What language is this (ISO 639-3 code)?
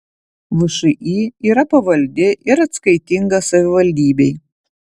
lit